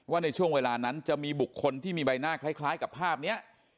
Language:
Thai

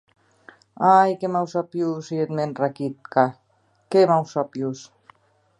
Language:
Occitan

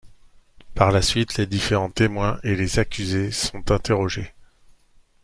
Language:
French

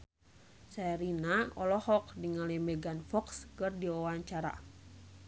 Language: Sundanese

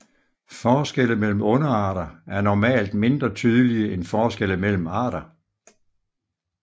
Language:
Danish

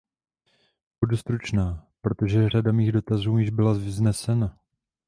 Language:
Czech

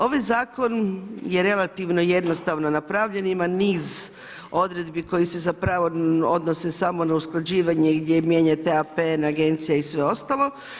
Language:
Croatian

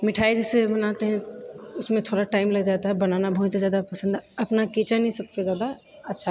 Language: Maithili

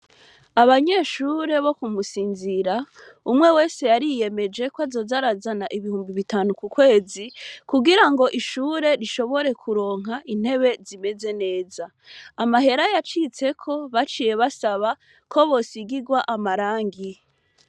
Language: Rundi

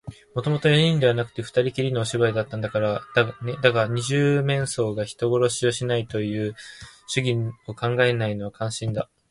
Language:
Japanese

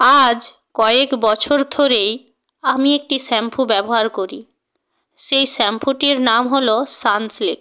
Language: Bangla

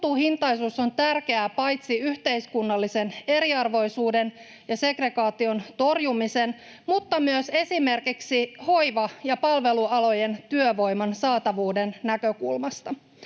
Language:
Finnish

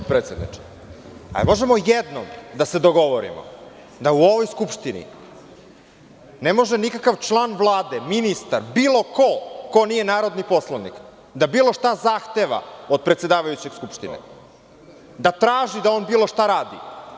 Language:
Serbian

